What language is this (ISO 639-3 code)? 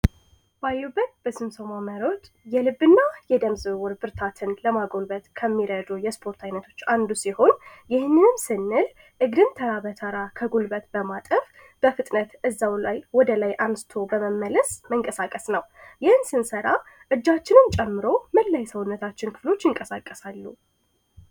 amh